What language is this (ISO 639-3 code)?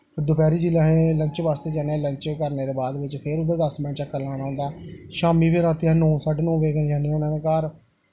doi